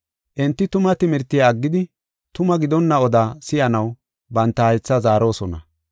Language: Gofa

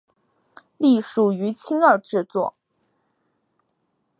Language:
Chinese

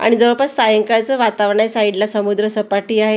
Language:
Marathi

